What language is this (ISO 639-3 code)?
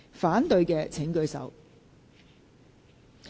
yue